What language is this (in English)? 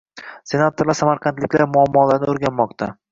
Uzbek